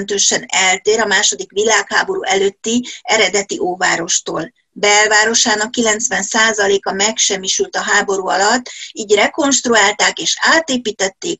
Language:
Hungarian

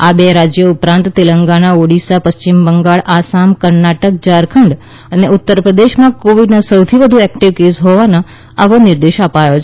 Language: Gujarati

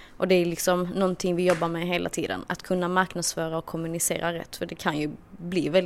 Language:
Swedish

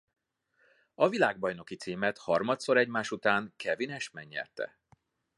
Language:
Hungarian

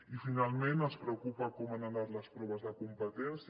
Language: Catalan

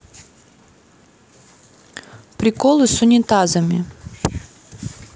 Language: Russian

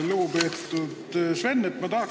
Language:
Estonian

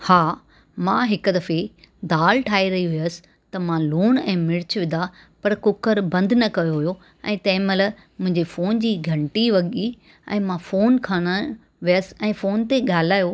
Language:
Sindhi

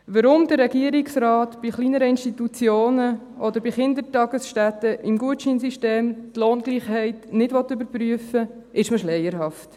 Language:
Swiss German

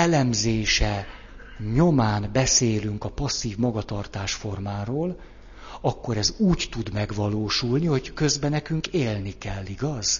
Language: Hungarian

